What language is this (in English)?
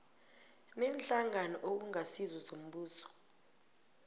South Ndebele